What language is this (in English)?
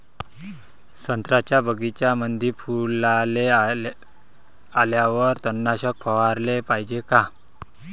Marathi